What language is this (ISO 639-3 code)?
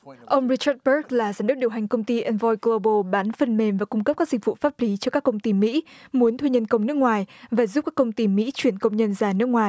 vie